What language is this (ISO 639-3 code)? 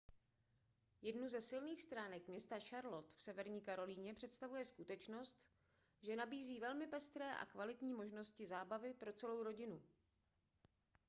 ces